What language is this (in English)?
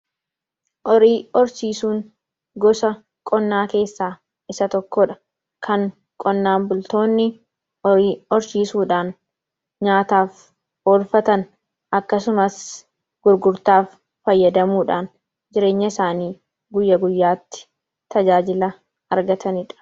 Oromo